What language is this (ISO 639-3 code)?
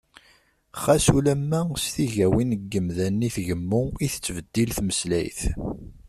kab